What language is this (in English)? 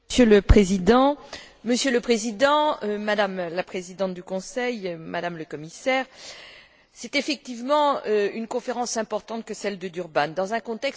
French